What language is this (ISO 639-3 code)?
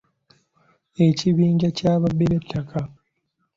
lug